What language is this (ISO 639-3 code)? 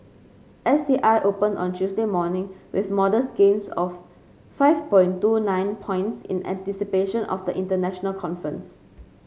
eng